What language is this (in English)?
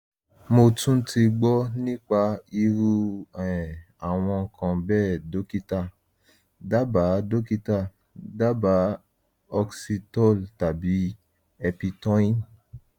Yoruba